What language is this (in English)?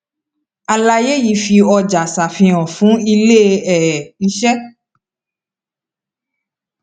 Yoruba